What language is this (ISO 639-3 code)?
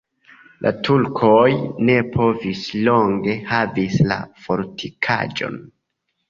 epo